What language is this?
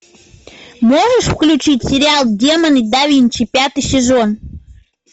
Russian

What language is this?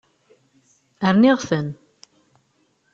Kabyle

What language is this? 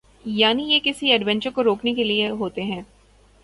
Urdu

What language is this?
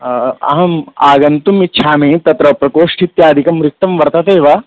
Sanskrit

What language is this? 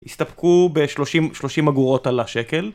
Hebrew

